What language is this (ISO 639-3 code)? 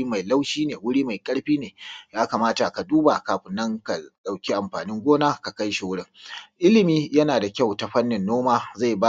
hau